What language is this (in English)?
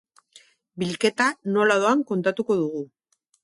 Basque